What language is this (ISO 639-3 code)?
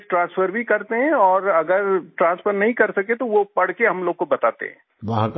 hin